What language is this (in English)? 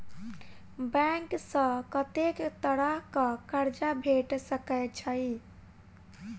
Maithili